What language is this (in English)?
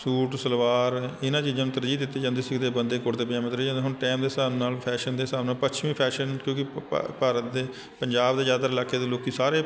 Punjabi